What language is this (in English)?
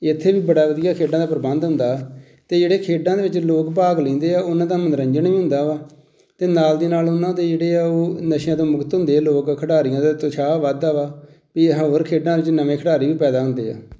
Punjabi